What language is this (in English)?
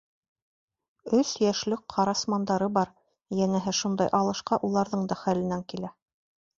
Bashkir